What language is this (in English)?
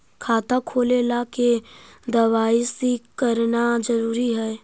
Magahi